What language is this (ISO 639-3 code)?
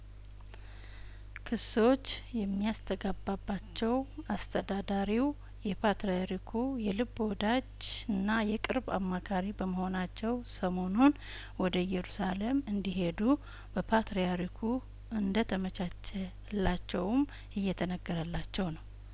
amh